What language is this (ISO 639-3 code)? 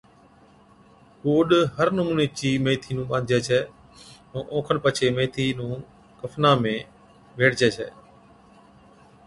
odk